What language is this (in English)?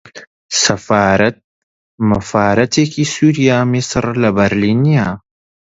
Central Kurdish